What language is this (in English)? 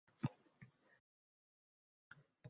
Uzbek